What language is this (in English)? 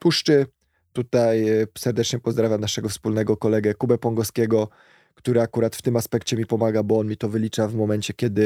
Polish